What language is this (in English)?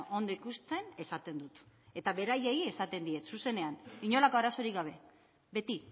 Basque